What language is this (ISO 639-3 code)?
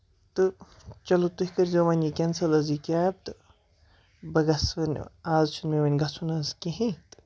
kas